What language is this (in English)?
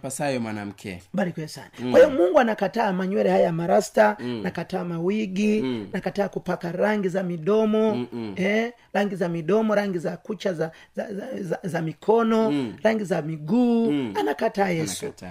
Swahili